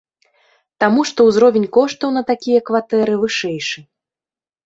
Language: Belarusian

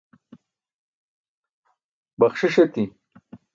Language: Burushaski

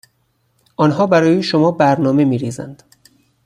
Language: Persian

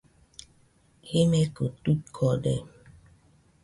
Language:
Nüpode Huitoto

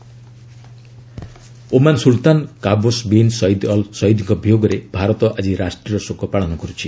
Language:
Odia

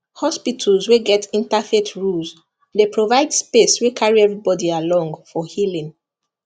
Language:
Nigerian Pidgin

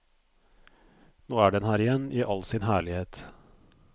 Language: Norwegian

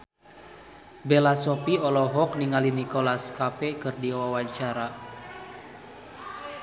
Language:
Sundanese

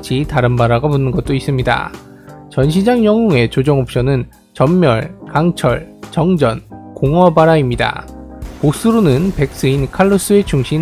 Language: Korean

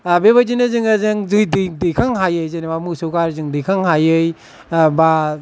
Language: Bodo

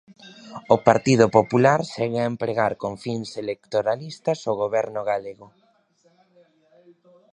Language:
Galician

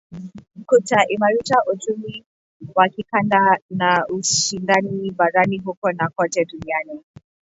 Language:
Swahili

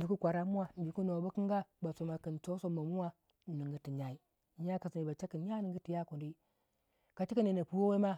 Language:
Waja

